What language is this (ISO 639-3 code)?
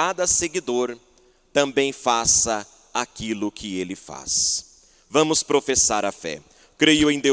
por